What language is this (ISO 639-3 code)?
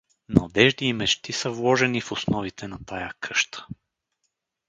bul